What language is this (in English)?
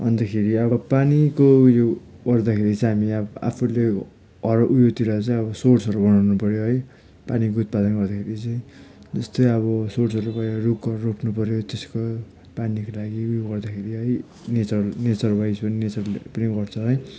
Nepali